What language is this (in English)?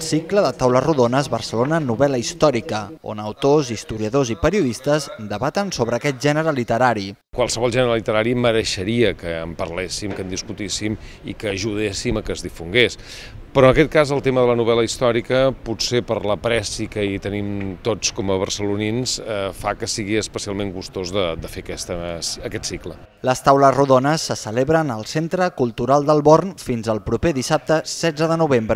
Spanish